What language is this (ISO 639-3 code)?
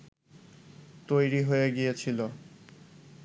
ben